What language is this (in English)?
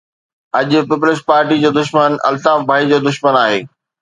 Sindhi